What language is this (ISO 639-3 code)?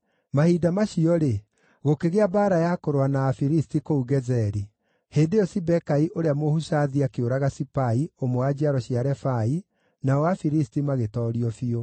kik